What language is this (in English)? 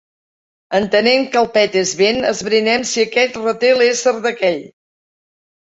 Catalan